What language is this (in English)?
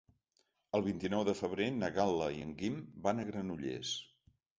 Catalan